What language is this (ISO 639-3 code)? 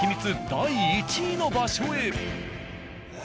jpn